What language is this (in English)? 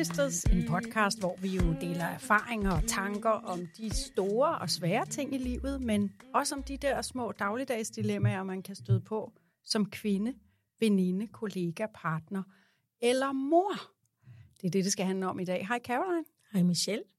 Danish